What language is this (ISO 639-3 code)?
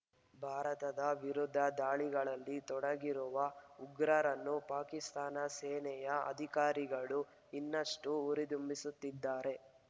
kan